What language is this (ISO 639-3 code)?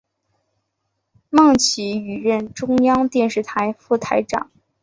zho